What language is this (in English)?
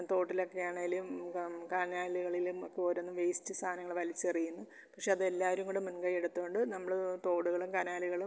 Malayalam